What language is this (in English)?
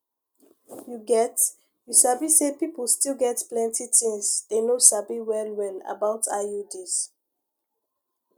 Nigerian Pidgin